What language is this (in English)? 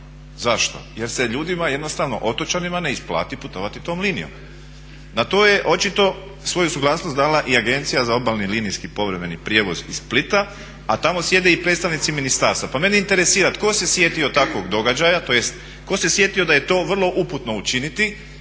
Croatian